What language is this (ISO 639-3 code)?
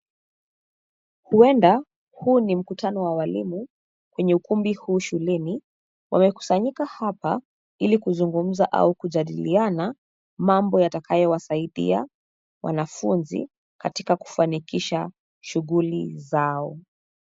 swa